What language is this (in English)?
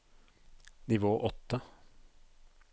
Norwegian